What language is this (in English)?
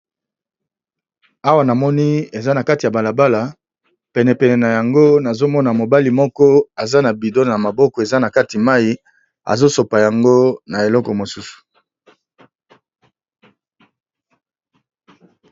Lingala